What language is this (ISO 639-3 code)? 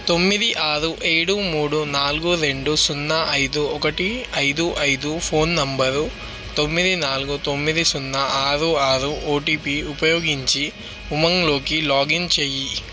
tel